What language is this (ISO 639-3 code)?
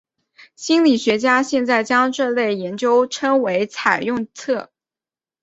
zho